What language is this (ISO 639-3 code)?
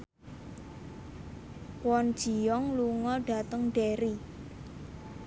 jav